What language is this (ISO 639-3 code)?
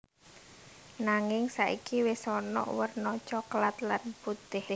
jav